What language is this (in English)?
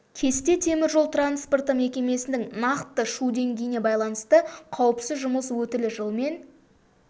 Kazakh